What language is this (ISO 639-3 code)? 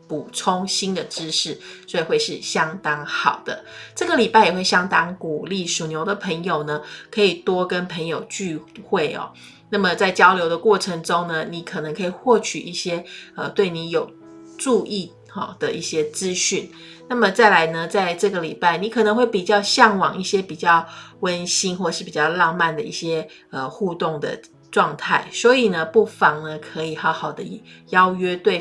zho